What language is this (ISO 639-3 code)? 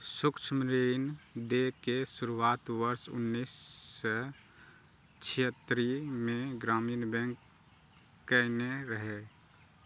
mai